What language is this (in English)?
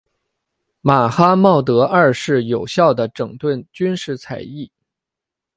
Chinese